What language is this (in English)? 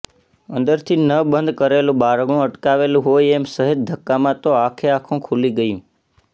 Gujarati